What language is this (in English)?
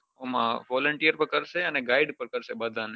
Gujarati